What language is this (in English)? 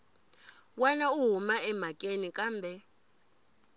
Tsonga